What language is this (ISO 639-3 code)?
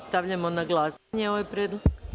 srp